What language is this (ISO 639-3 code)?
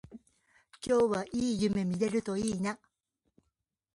jpn